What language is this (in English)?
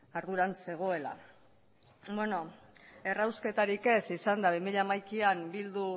Basque